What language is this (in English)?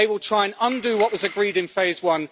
English